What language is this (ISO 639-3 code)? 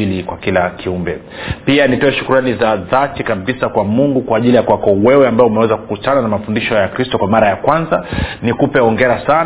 swa